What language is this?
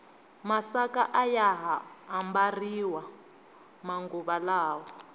Tsonga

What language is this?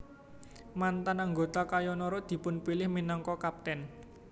Javanese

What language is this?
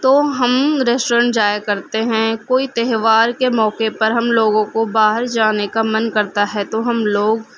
Urdu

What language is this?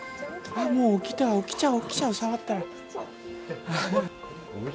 Japanese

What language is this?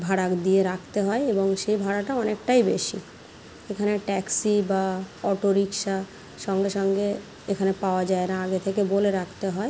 Bangla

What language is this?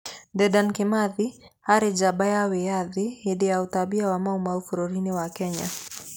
Kikuyu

